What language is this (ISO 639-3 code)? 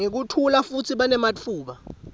ssw